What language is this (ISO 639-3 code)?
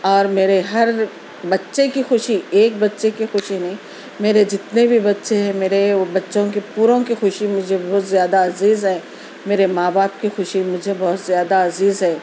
urd